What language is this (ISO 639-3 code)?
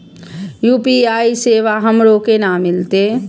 mai